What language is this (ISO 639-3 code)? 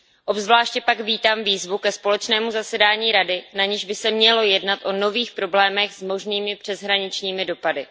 ces